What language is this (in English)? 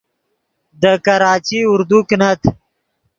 Yidgha